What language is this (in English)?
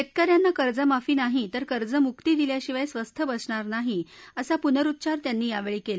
Marathi